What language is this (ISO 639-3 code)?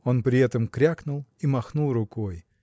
rus